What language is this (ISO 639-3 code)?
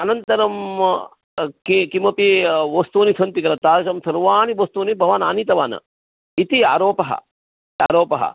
san